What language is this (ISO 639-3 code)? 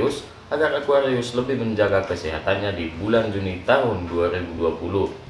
ind